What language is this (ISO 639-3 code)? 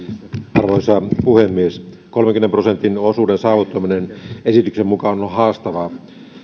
fin